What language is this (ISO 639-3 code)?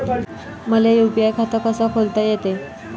mar